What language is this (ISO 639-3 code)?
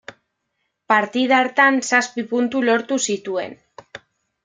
eus